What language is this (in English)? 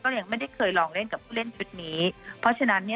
Thai